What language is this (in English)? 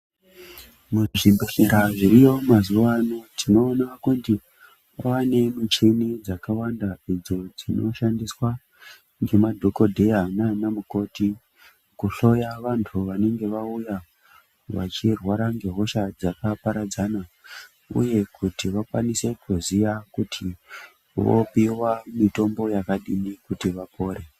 Ndau